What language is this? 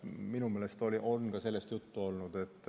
Estonian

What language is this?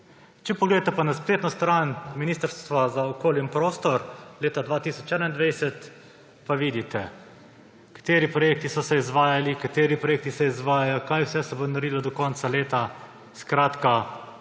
Slovenian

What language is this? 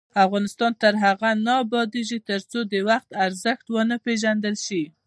Pashto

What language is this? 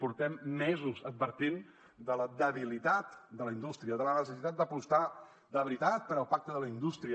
Catalan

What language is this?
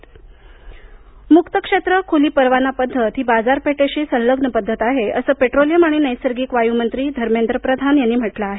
Marathi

